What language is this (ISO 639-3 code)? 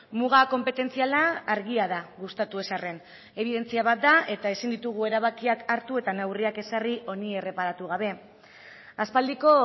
eus